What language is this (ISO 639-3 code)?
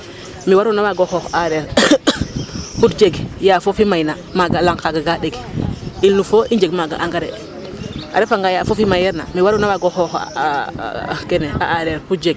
srr